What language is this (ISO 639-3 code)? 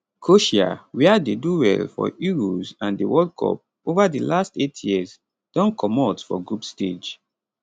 pcm